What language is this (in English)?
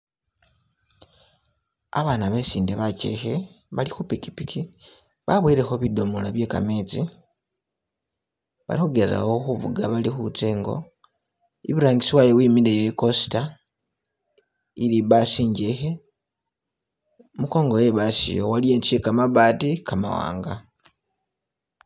Masaaba